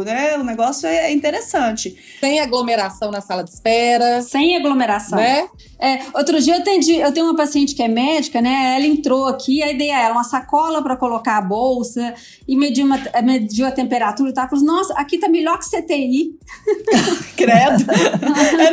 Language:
Portuguese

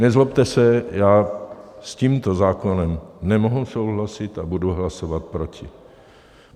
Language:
Czech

